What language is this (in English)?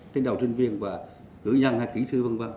Vietnamese